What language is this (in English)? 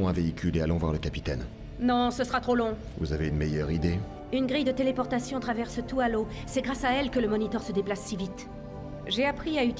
French